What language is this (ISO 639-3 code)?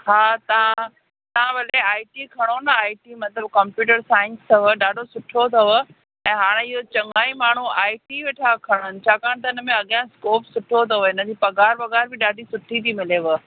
snd